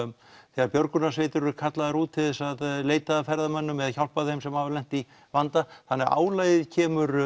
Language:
Icelandic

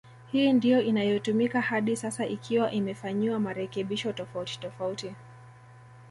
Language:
Swahili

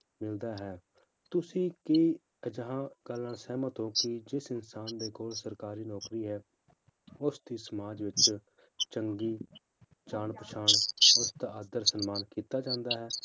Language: Punjabi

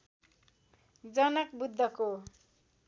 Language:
Nepali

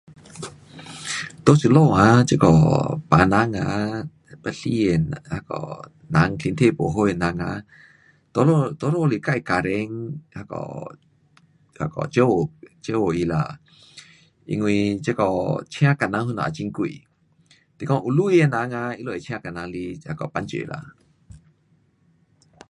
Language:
Pu-Xian Chinese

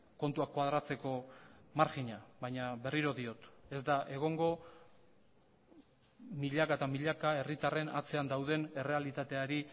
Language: Basque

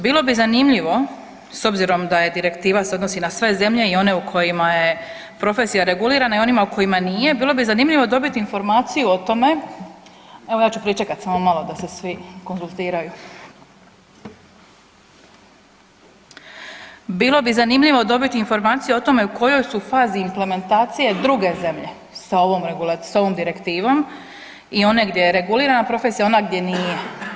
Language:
Croatian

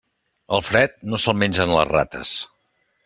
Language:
Catalan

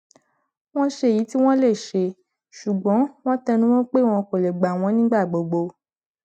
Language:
Yoruba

